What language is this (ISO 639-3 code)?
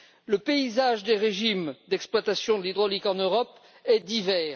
fra